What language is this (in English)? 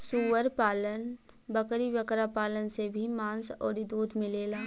Bhojpuri